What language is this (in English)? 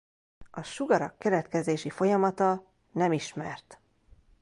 Hungarian